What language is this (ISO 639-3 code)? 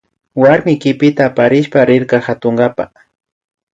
qvi